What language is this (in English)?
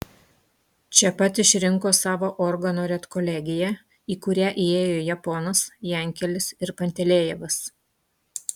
Lithuanian